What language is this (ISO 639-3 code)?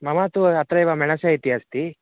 san